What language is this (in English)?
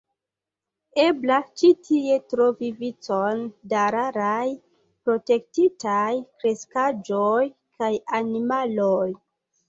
Esperanto